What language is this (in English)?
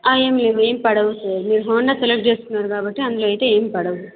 Telugu